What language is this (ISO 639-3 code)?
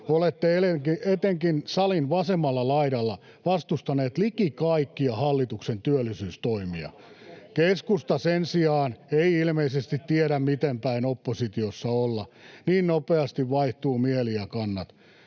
fin